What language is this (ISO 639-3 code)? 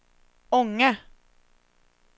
swe